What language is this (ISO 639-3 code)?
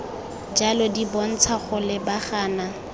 tsn